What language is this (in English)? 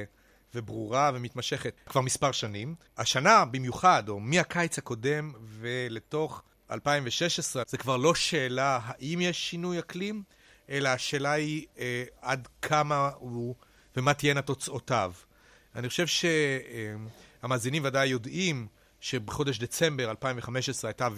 Hebrew